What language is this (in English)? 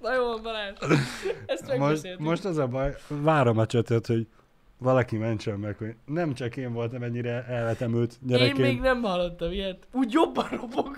Hungarian